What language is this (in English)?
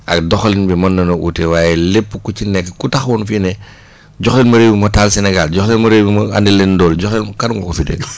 Wolof